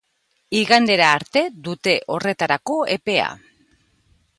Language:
Basque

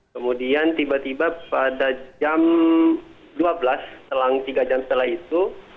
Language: Indonesian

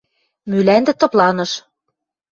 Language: Western Mari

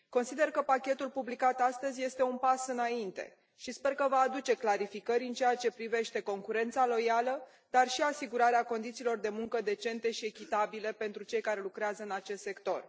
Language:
Romanian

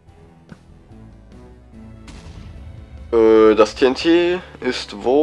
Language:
German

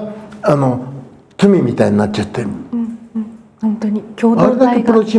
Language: Japanese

